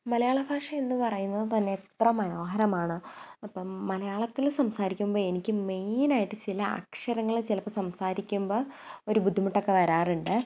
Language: Malayalam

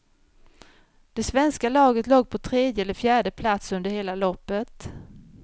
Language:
Swedish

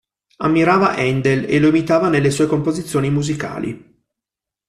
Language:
Italian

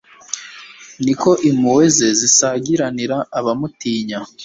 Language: Kinyarwanda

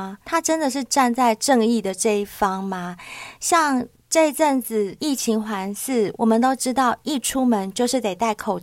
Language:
Chinese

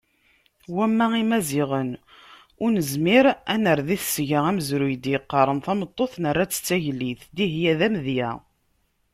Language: Kabyle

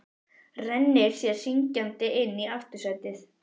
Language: Icelandic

